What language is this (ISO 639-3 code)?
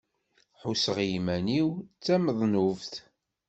kab